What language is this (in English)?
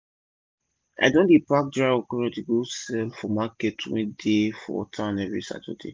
Nigerian Pidgin